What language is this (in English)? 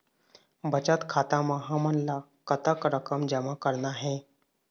Chhattisgarhi